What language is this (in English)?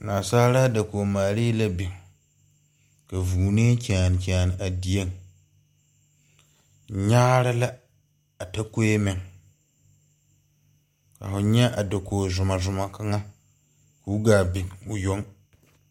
Southern Dagaare